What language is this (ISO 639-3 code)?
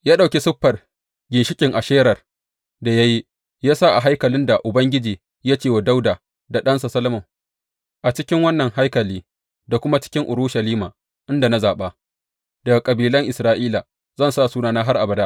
hau